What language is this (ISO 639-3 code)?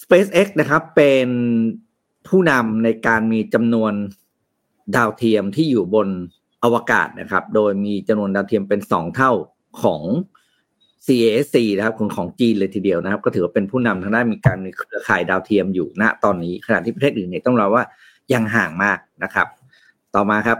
tha